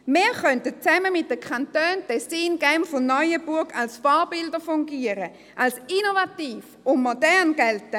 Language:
Swiss German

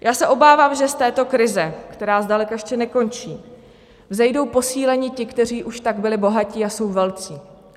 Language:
Czech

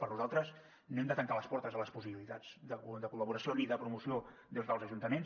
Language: Catalan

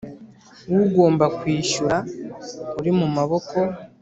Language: Kinyarwanda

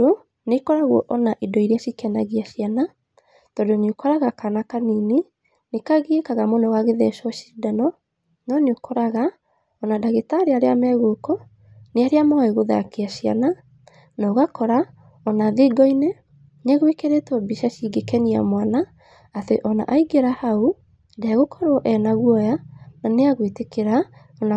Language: Kikuyu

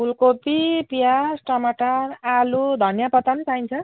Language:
Nepali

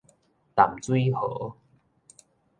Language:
Min Nan Chinese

